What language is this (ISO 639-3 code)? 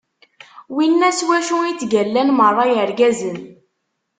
kab